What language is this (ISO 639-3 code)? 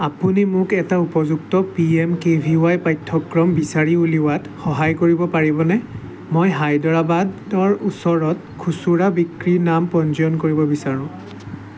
asm